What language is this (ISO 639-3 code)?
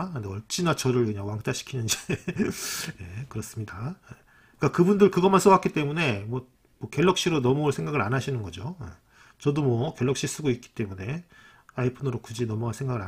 kor